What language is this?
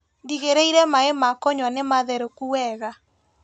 Kikuyu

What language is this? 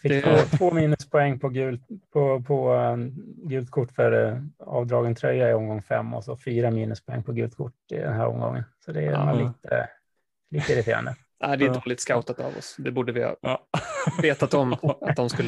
Swedish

